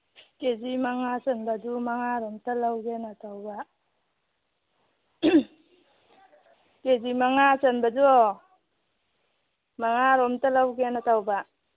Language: Manipuri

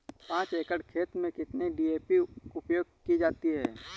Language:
Hindi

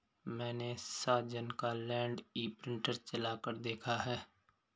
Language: Hindi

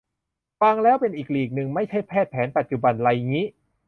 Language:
Thai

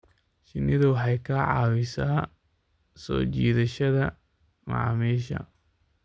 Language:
Somali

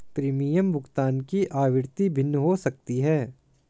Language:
Hindi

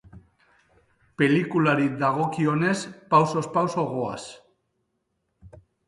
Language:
Basque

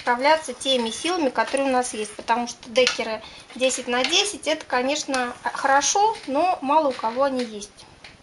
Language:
Russian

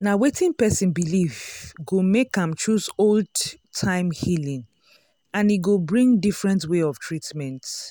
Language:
Nigerian Pidgin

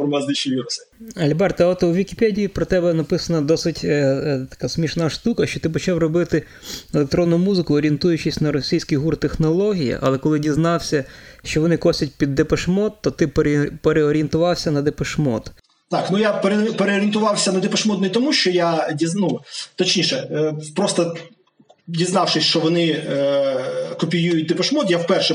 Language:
Ukrainian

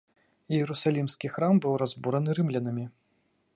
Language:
Belarusian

